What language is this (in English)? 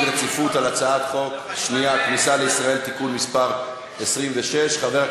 Hebrew